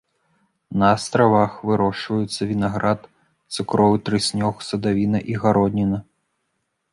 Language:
Belarusian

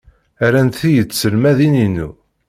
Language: Kabyle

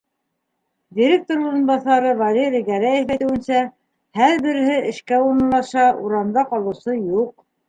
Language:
Bashkir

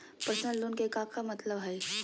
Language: Magahi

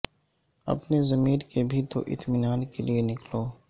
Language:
Urdu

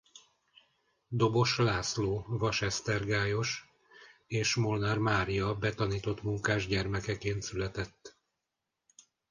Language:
Hungarian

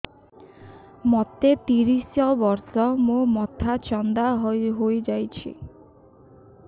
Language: Odia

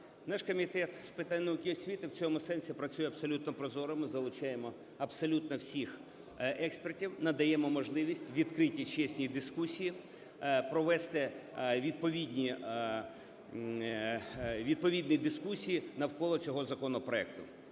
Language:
Ukrainian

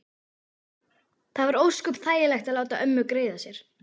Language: Icelandic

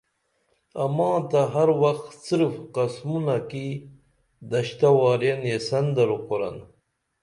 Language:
Dameli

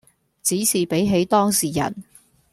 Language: Cantonese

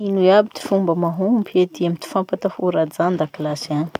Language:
Masikoro Malagasy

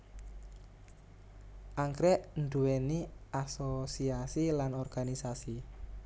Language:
Javanese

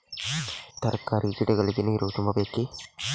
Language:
Kannada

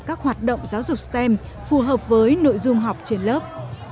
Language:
Vietnamese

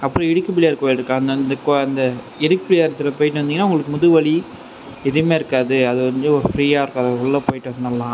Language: Tamil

